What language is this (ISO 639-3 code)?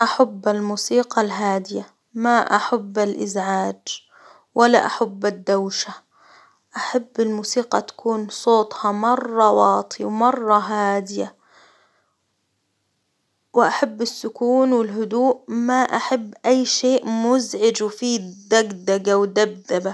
acw